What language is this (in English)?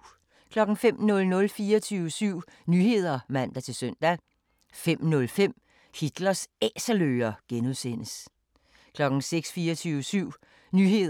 Danish